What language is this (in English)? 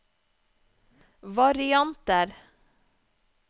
Norwegian